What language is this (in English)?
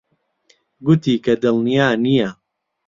Central Kurdish